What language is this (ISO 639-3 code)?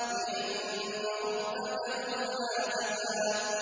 ara